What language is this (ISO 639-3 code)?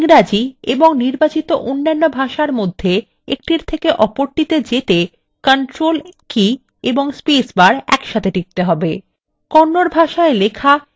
ben